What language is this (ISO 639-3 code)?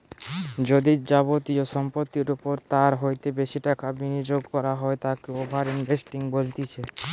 ben